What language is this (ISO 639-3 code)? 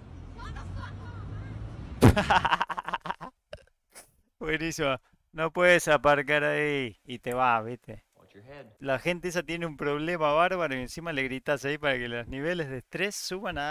spa